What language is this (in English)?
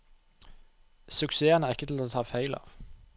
Norwegian